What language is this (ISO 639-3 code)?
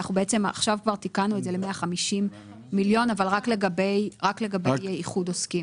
heb